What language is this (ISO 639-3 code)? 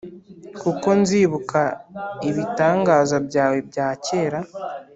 kin